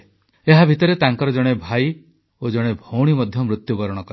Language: Odia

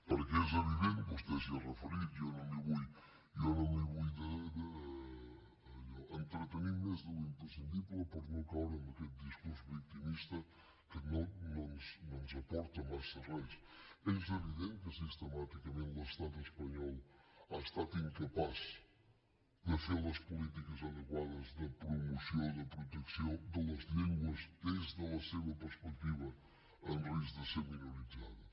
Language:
Catalan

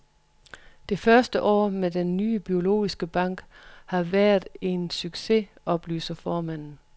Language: Danish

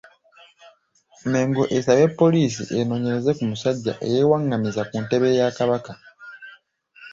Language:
Ganda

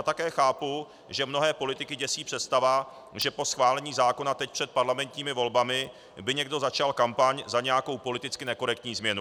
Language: Czech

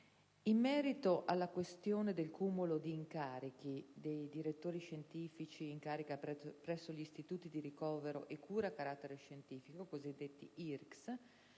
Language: Italian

